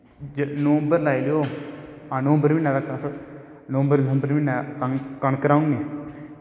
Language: Dogri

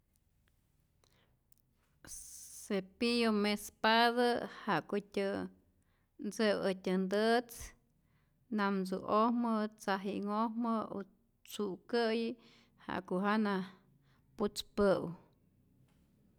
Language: Rayón Zoque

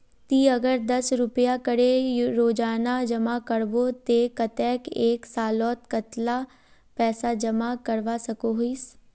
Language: Magahi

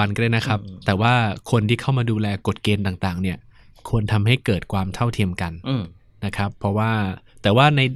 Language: Thai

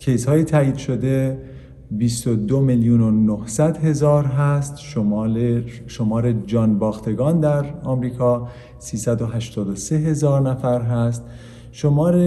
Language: Persian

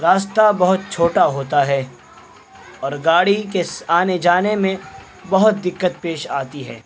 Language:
Urdu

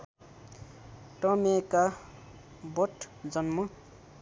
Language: Nepali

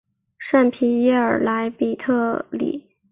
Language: Chinese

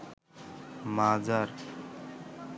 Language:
Bangla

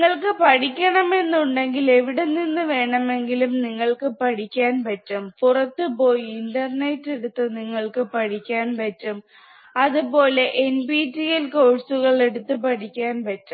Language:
Malayalam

